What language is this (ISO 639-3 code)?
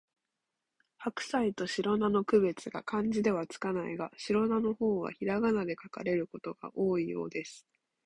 jpn